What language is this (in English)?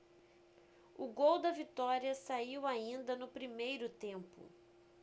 Portuguese